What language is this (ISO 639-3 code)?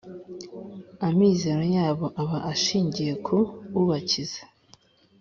kin